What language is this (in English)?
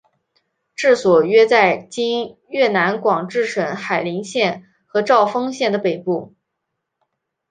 Chinese